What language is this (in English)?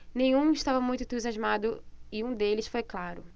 Portuguese